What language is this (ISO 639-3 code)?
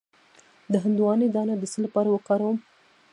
pus